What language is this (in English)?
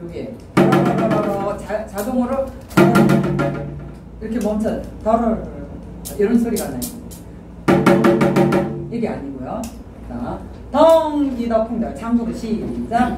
Korean